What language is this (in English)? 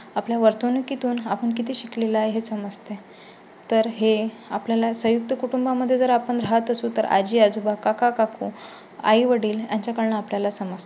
Marathi